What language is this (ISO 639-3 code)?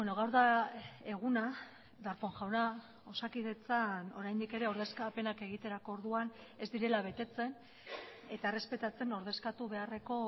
eus